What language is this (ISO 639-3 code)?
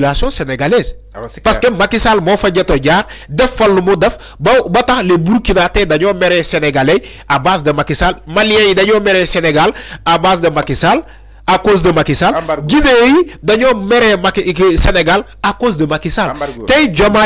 fra